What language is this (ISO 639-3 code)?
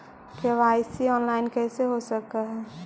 mag